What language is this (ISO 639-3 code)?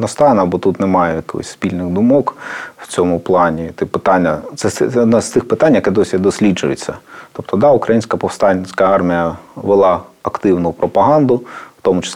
ukr